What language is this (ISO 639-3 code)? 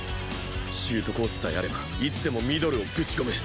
jpn